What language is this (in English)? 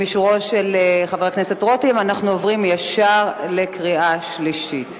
Hebrew